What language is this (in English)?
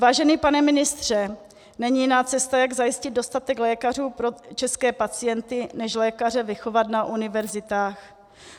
Czech